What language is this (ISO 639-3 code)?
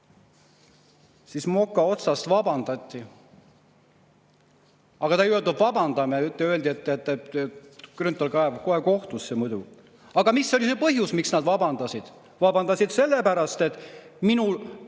est